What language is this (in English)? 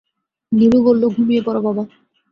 Bangla